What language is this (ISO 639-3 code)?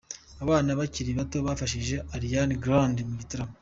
kin